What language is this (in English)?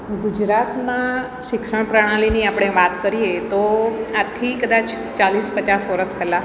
Gujarati